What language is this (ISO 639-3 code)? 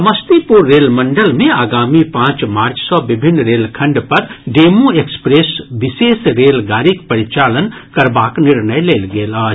mai